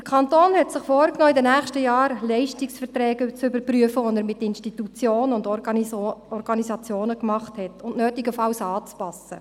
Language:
Swiss German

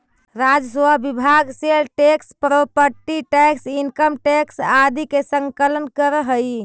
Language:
Magahi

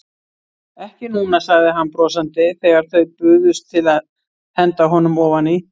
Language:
Icelandic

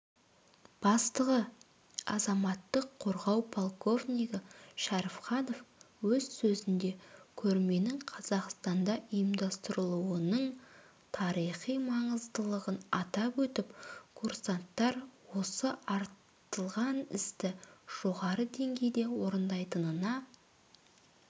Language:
Kazakh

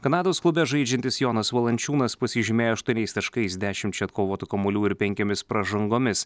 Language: Lithuanian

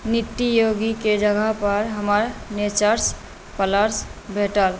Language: Maithili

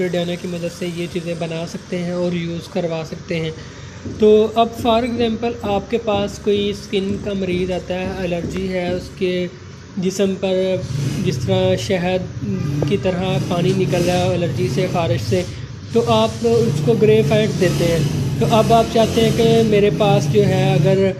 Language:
Hindi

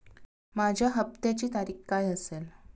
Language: Marathi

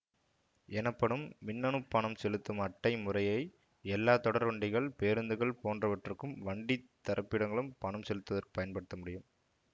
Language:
Tamil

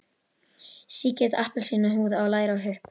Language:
Icelandic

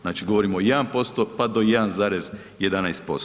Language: Croatian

